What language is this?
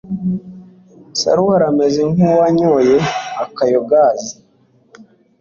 Kinyarwanda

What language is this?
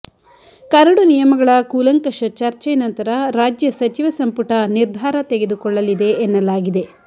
Kannada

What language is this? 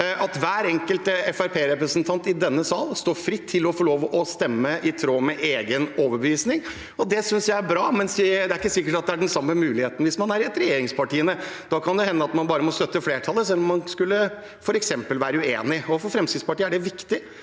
Norwegian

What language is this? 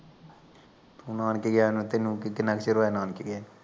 Punjabi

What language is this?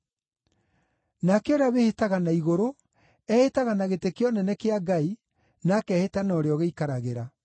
Kikuyu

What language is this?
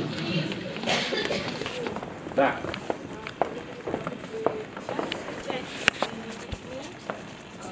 Russian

